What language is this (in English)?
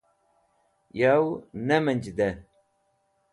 Wakhi